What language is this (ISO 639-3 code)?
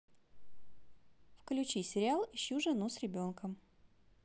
rus